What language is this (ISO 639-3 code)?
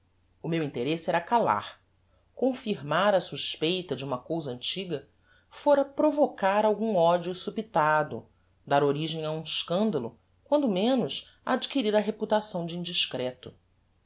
por